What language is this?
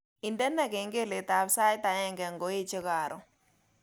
Kalenjin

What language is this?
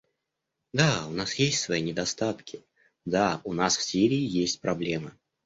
Russian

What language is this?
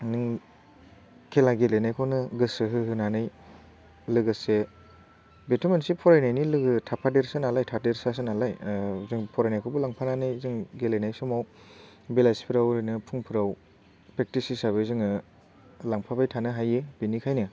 Bodo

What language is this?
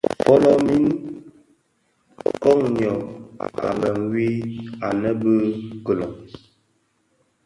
Bafia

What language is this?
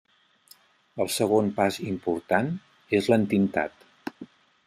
Catalan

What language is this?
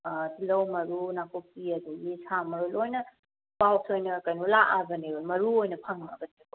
Manipuri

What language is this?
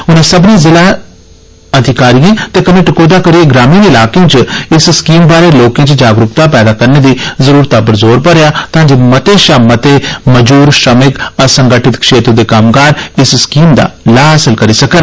Dogri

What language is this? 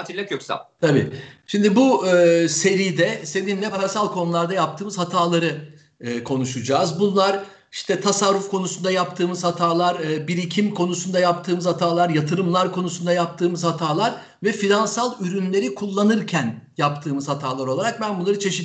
Turkish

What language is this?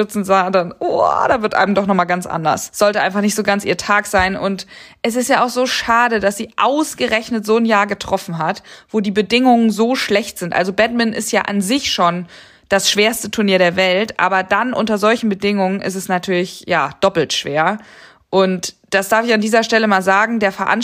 German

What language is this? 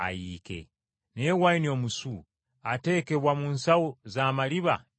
Ganda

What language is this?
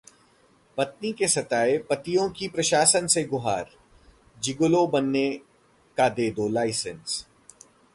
Hindi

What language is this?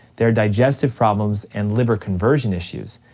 English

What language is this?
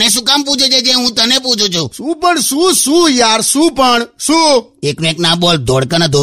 Hindi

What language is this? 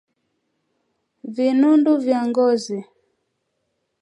Swahili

